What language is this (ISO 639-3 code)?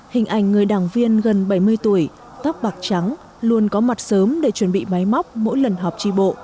vie